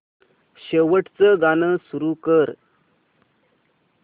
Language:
Marathi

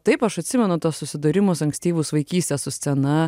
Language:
Lithuanian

